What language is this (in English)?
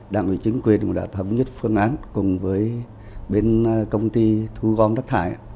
Vietnamese